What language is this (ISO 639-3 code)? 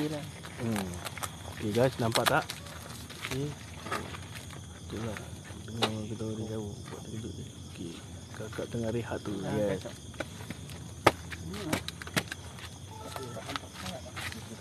msa